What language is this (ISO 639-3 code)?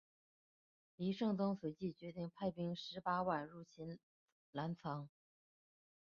zho